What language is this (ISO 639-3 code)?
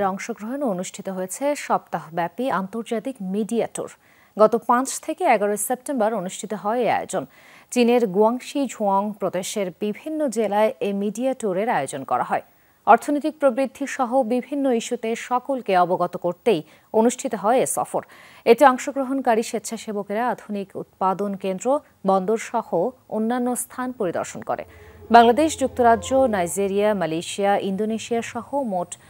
eng